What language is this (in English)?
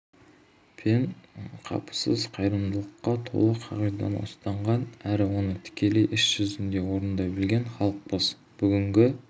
Kazakh